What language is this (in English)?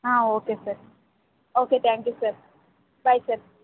Kannada